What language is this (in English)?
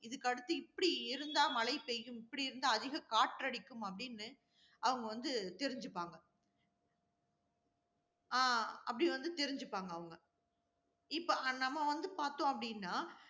Tamil